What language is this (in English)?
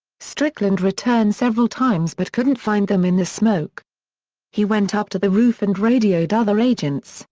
English